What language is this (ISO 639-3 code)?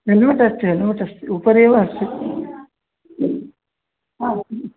san